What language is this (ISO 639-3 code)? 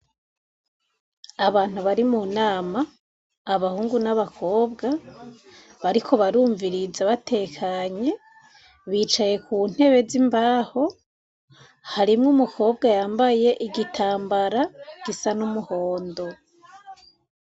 run